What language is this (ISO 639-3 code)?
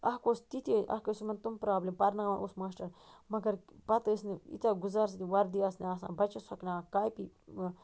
kas